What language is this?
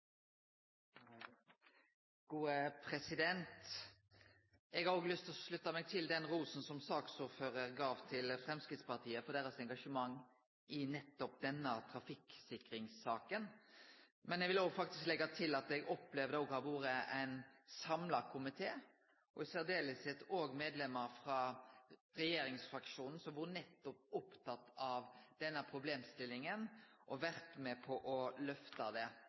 Norwegian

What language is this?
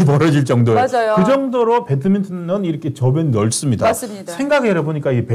Korean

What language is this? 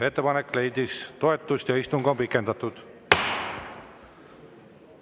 Estonian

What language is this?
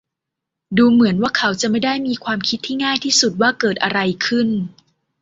Thai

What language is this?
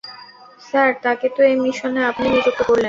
Bangla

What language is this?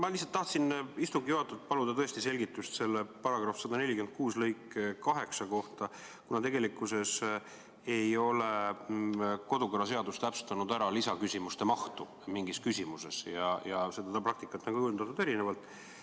Estonian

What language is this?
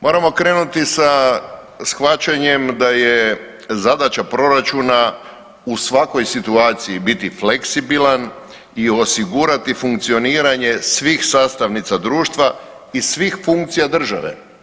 Croatian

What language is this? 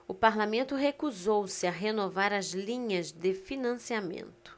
Portuguese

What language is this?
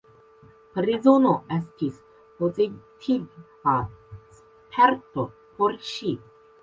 Esperanto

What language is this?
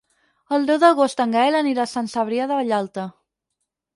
Catalan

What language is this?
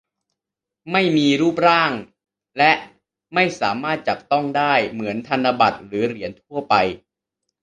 Thai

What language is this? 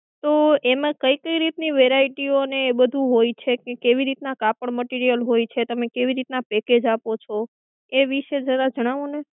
Gujarati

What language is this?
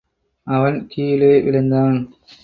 Tamil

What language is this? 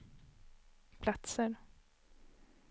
Swedish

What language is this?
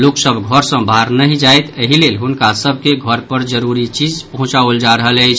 Maithili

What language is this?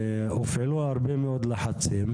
Hebrew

